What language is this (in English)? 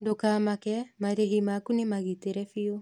Kikuyu